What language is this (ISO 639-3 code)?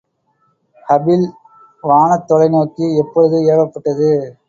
tam